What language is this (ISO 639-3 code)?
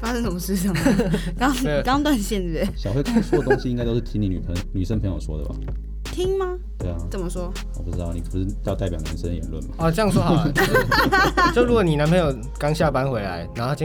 zho